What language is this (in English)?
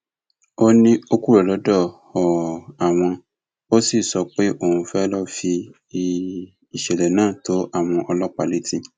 Yoruba